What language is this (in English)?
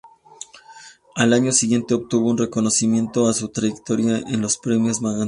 Spanish